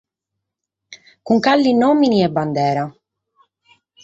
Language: Sardinian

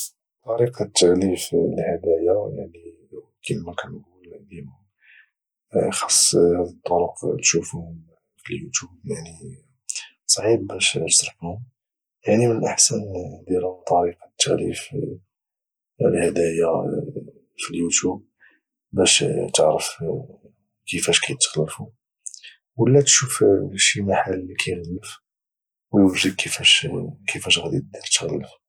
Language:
Moroccan Arabic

